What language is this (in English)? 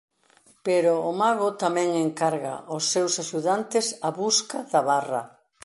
Galician